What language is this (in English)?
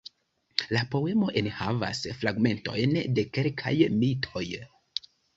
Esperanto